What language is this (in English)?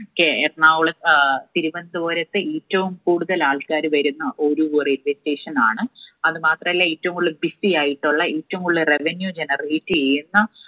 Malayalam